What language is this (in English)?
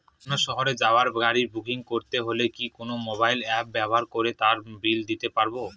Bangla